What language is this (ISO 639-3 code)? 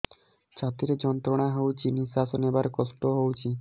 ori